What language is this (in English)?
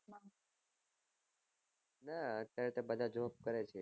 Gujarati